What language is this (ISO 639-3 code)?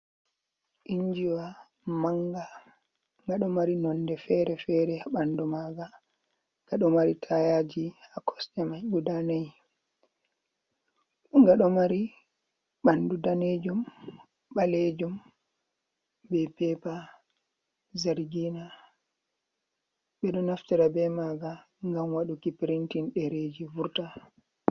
ful